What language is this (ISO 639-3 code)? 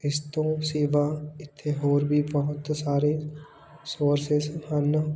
pan